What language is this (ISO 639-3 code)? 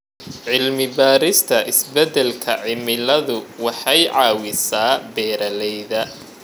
som